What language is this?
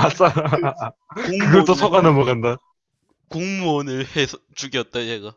Korean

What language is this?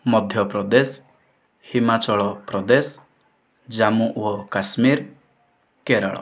Odia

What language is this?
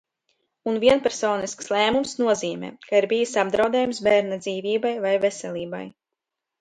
Latvian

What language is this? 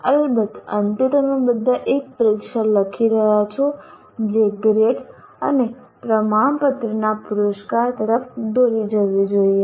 Gujarati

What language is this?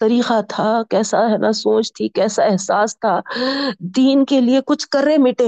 Urdu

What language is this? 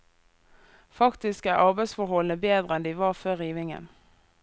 Norwegian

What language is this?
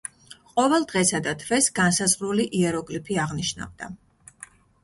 Georgian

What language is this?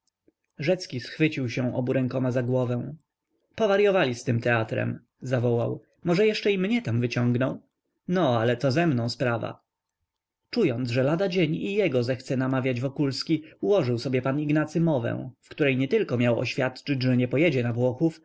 Polish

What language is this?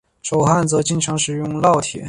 Chinese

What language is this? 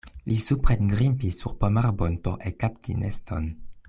Esperanto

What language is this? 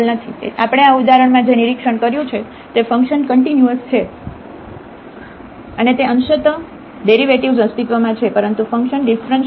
Gujarati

